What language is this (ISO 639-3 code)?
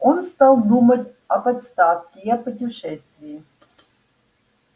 rus